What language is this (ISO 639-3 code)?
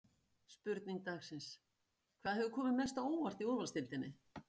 isl